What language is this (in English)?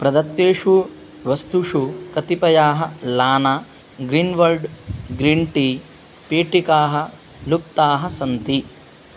Sanskrit